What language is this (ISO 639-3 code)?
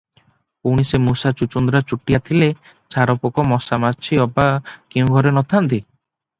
ori